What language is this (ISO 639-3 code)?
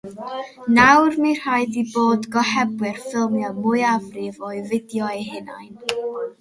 cym